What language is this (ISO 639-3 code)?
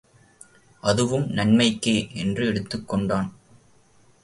tam